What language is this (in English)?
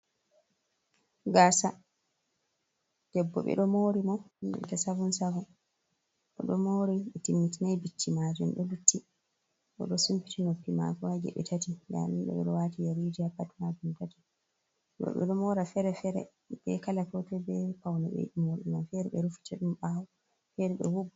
Fula